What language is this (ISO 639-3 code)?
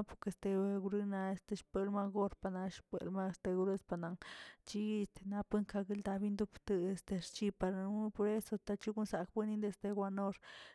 zts